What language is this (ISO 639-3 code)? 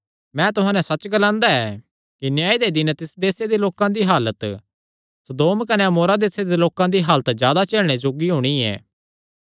xnr